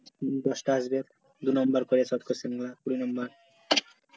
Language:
Bangla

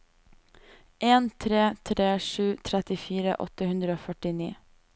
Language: Norwegian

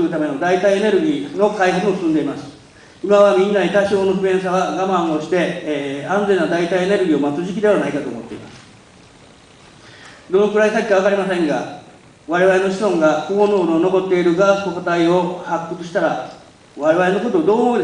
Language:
Japanese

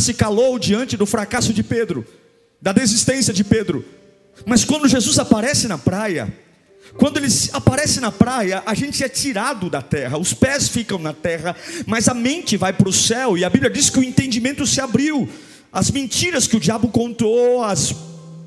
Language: Portuguese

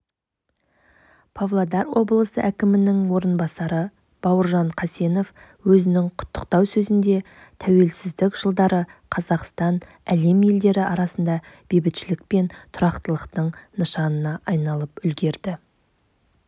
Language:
Kazakh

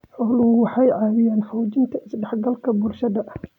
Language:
Somali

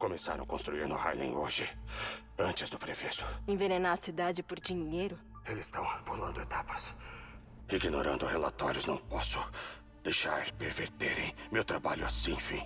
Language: Portuguese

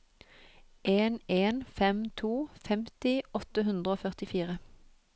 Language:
Norwegian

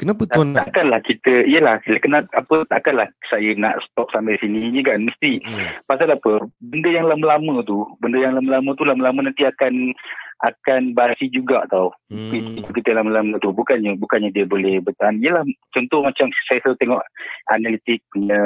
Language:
Malay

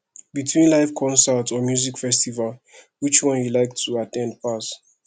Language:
Nigerian Pidgin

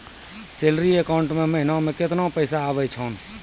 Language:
Maithili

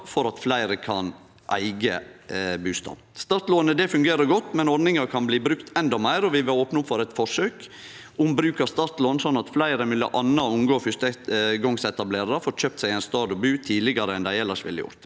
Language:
Norwegian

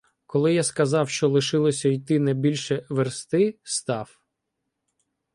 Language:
Ukrainian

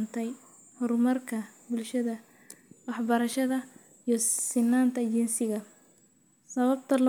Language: Somali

